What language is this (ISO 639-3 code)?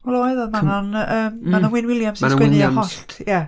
cym